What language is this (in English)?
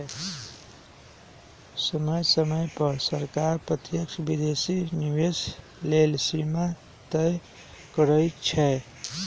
Magahi